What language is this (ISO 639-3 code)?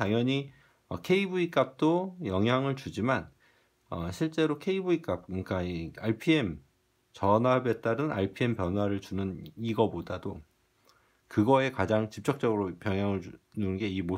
kor